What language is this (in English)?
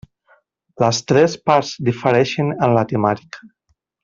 Catalan